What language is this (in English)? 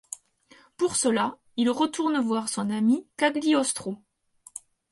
French